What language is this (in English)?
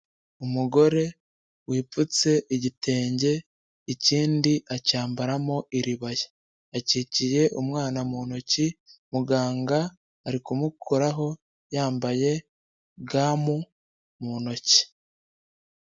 Kinyarwanda